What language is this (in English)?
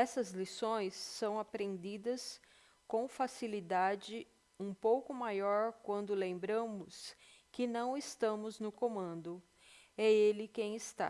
Portuguese